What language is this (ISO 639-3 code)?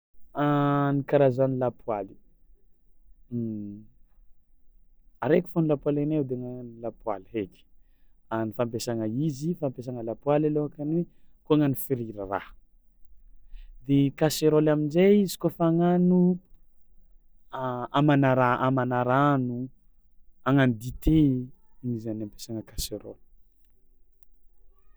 xmw